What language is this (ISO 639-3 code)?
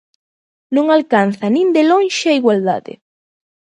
glg